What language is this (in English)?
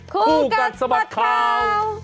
Thai